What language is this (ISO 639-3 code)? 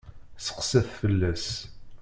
kab